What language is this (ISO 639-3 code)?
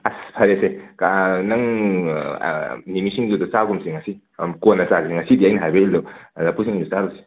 mni